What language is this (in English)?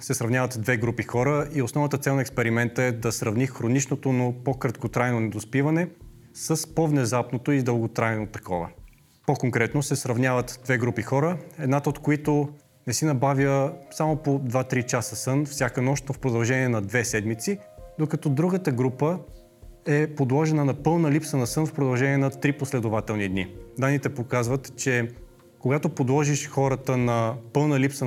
Bulgarian